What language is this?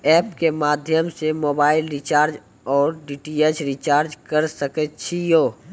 Maithili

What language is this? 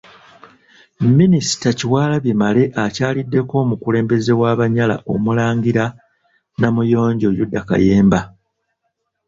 Ganda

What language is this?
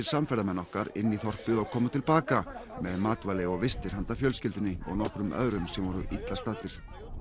Icelandic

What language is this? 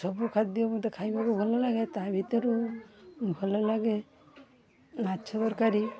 Odia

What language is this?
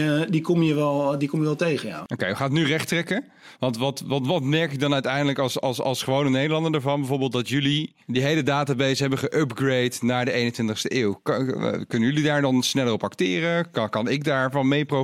Dutch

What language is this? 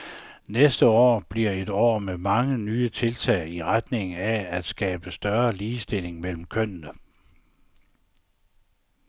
Danish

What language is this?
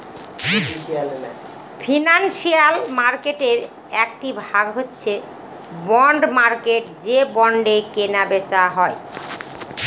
Bangla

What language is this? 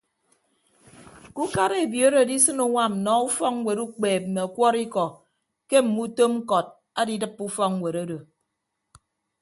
Ibibio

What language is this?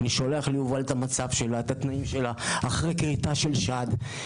Hebrew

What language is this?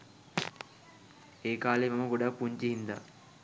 Sinhala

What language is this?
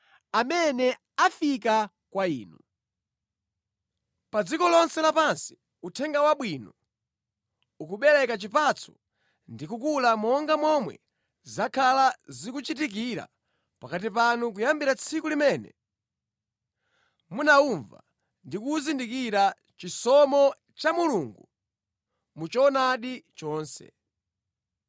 Nyanja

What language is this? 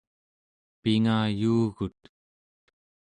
Central Yupik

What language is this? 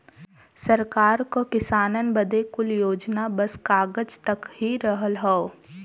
Bhojpuri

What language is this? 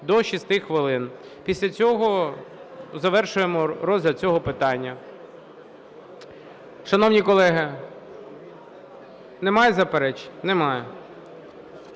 Ukrainian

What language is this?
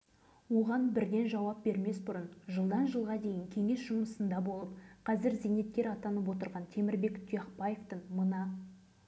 Kazakh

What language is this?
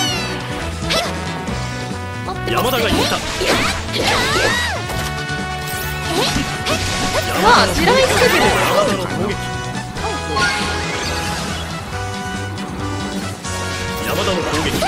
Japanese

